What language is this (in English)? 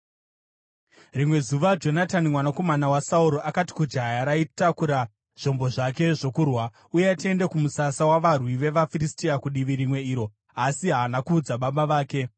Shona